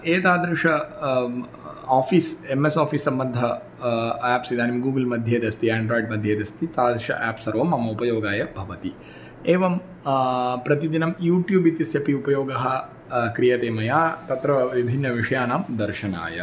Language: Sanskrit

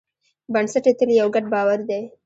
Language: Pashto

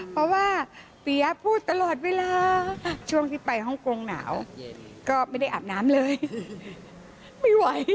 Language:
Thai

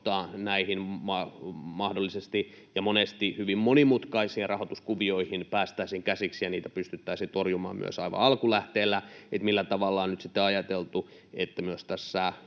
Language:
Finnish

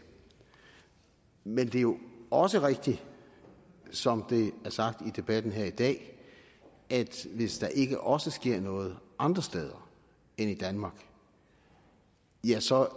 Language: Danish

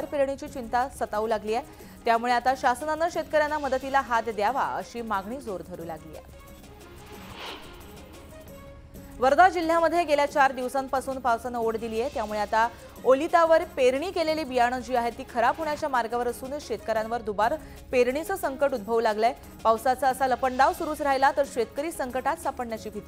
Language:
Marathi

